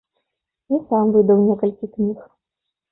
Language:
Belarusian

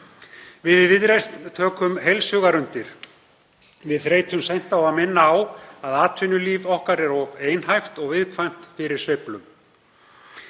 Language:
Icelandic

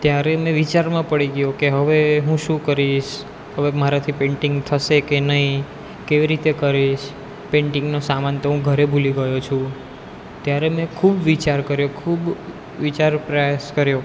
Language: Gujarati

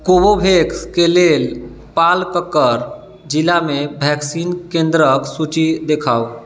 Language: Maithili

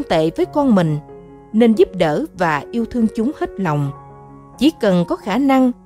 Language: Vietnamese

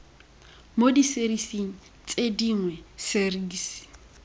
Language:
Tswana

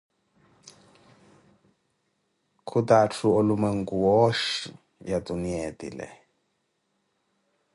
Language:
Koti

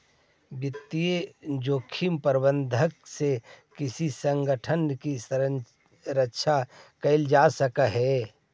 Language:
Magahi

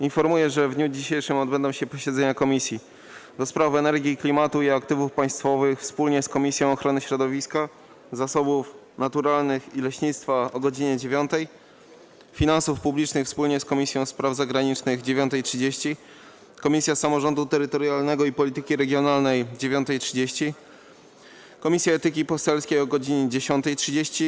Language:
Polish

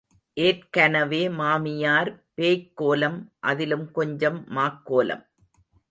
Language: Tamil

